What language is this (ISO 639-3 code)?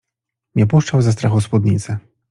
pol